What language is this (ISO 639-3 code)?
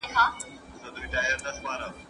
pus